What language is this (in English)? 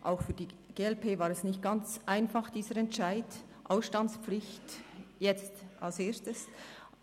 Swiss German